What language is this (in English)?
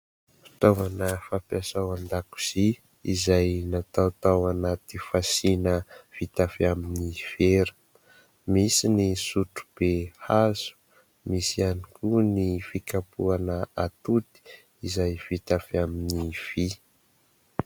Malagasy